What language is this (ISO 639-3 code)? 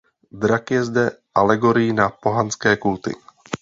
ces